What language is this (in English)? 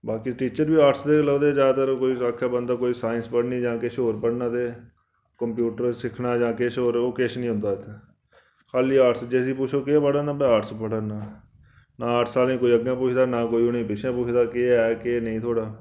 Dogri